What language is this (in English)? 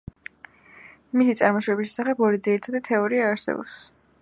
Georgian